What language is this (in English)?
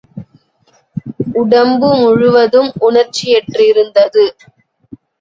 Tamil